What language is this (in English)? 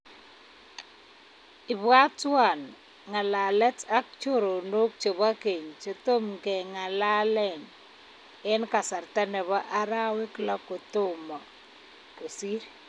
Kalenjin